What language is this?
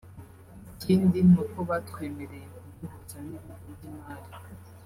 Kinyarwanda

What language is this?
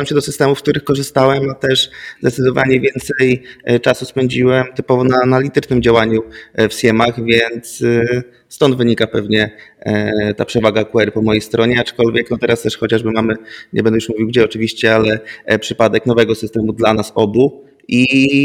Polish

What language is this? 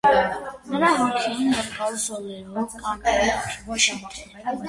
Armenian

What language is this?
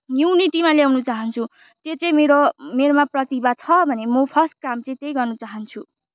Nepali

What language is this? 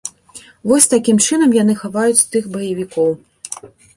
Belarusian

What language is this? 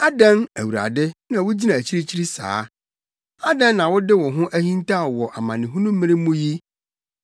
Akan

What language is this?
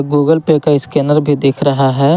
Hindi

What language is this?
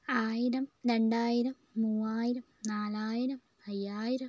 Malayalam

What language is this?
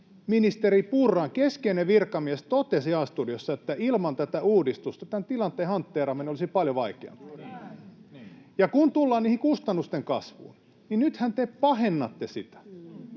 Finnish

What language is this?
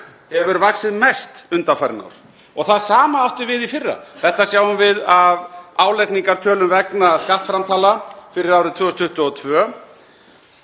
Icelandic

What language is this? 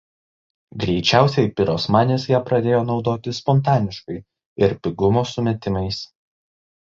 Lithuanian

